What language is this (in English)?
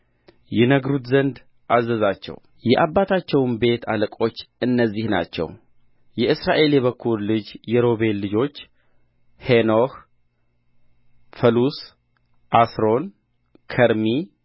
Amharic